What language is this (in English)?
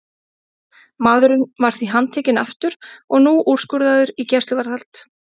Icelandic